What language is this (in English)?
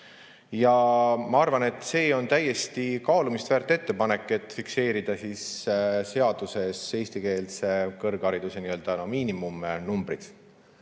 Estonian